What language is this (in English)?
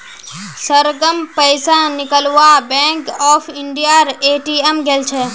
Magahi